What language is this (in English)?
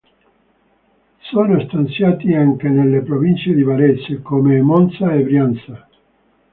Italian